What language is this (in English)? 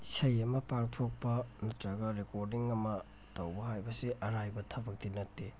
Manipuri